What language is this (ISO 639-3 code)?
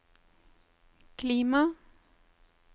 nor